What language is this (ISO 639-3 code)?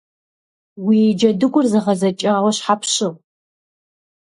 kbd